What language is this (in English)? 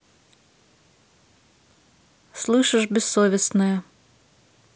Russian